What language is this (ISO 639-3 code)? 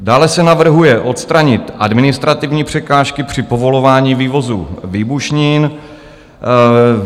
ces